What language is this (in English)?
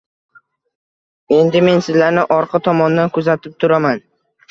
Uzbek